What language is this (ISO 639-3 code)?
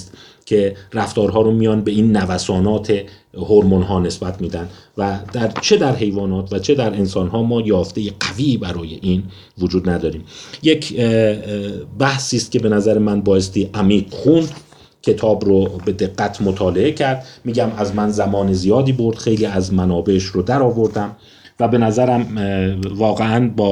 fas